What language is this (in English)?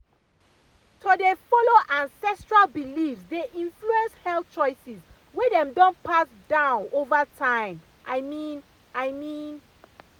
Nigerian Pidgin